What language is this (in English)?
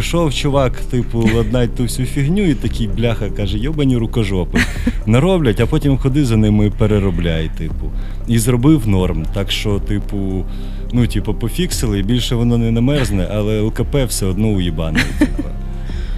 Ukrainian